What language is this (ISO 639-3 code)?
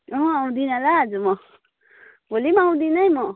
nep